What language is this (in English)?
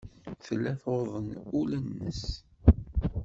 Kabyle